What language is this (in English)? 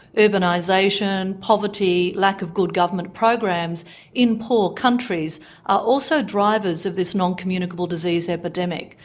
English